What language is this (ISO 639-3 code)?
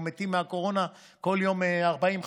heb